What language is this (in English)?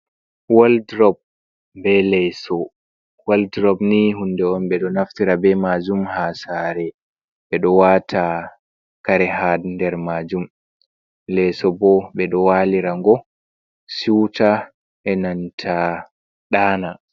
Fula